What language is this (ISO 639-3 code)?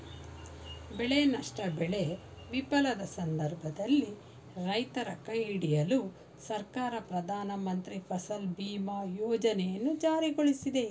kan